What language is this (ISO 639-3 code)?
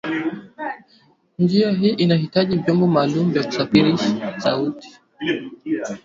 swa